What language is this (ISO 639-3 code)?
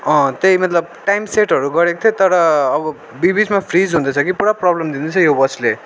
nep